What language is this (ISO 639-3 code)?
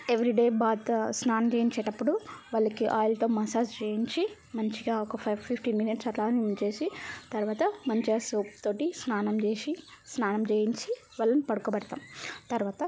tel